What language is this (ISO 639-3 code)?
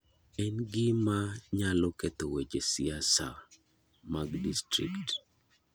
luo